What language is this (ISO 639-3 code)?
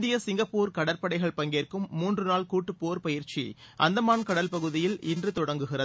tam